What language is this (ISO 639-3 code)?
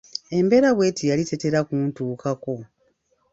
lug